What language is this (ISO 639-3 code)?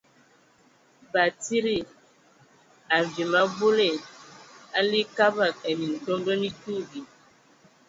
ewo